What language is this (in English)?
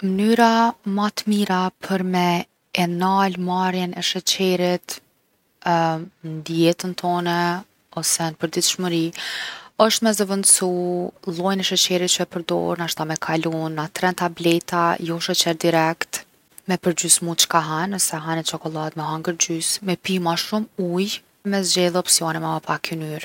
Gheg Albanian